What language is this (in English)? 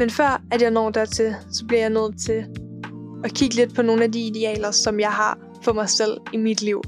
Danish